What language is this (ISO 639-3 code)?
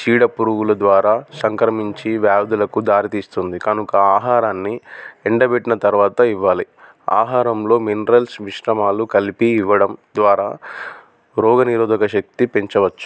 tel